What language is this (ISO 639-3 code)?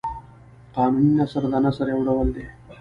pus